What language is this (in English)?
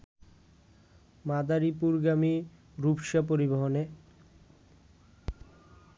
Bangla